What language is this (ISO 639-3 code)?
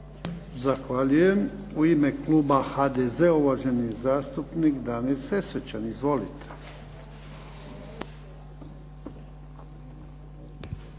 hrv